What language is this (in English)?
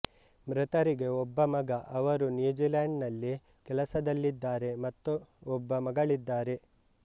Kannada